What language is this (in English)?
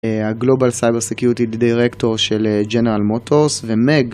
Hebrew